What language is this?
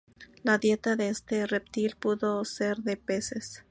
Spanish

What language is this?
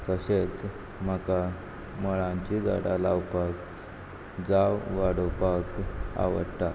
Konkani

